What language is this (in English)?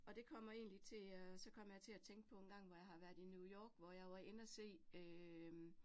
Danish